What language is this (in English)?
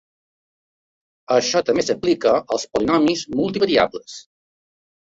Catalan